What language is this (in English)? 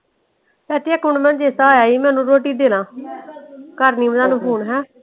Punjabi